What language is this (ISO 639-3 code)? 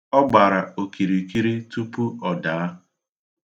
ibo